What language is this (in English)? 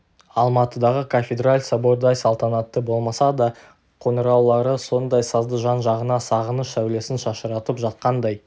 Kazakh